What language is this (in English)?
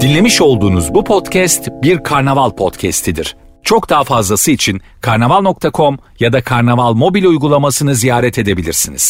Turkish